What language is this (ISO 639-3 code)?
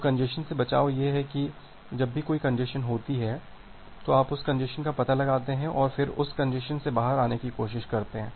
hin